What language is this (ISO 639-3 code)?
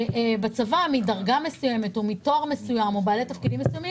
heb